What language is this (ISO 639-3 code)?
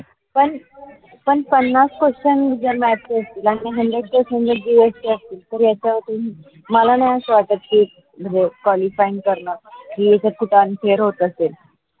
mar